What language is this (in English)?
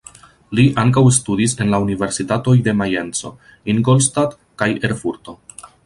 Esperanto